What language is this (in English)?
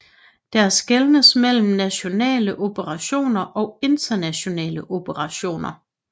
Danish